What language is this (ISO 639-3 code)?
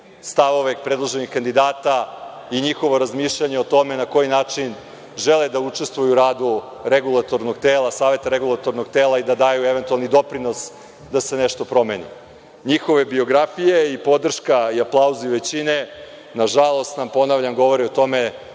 srp